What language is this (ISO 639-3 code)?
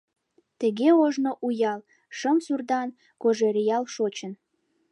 chm